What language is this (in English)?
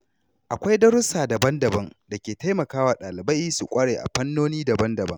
Hausa